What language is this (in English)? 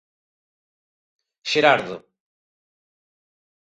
Galician